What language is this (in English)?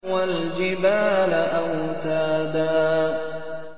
Arabic